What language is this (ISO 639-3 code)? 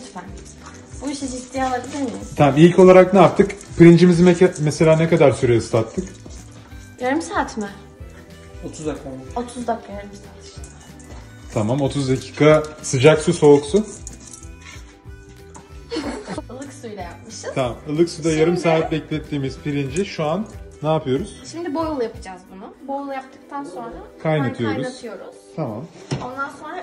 tur